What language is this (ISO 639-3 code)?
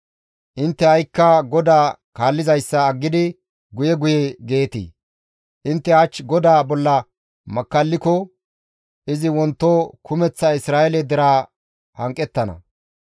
gmv